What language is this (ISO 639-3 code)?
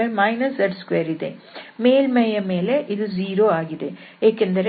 kan